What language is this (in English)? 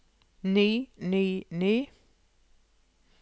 Norwegian